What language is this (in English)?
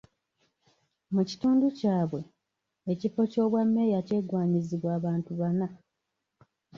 Ganda